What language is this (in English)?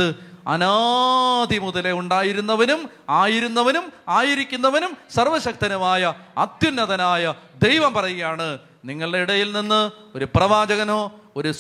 Malayalam